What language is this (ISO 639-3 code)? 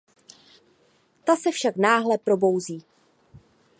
ces